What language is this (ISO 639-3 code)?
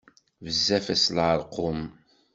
kab